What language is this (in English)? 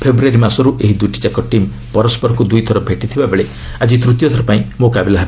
Odia